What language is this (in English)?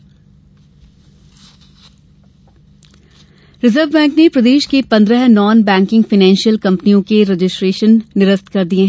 Hindi